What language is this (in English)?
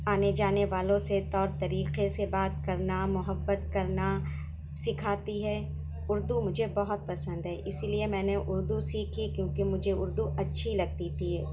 Urdu